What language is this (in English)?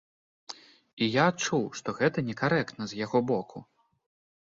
Belarusian